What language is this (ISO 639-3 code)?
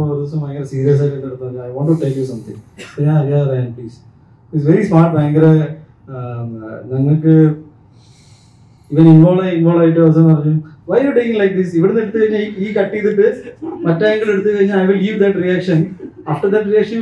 mal